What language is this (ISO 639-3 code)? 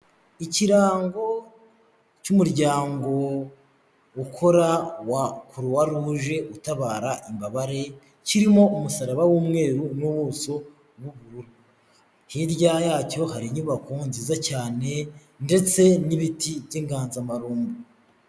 kin